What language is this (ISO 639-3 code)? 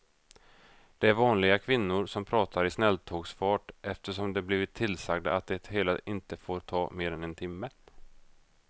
swe